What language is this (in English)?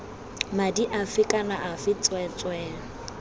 Tswana